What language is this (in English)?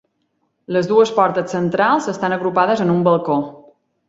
Catalan